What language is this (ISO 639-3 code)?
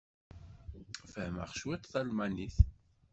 kab